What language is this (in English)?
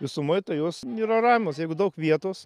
Lithuanian